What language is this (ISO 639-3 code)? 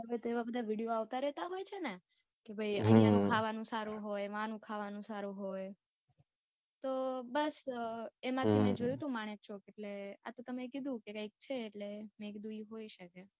guj